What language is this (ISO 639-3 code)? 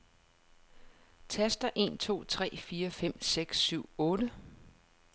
dan